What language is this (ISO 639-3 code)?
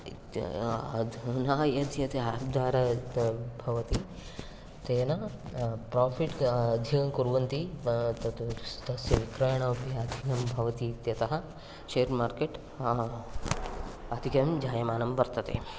san